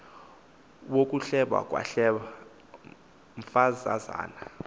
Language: Xhosa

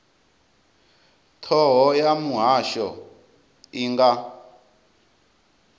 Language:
Venda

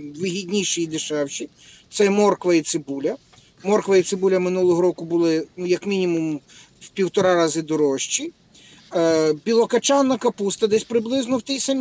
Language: Ukrainian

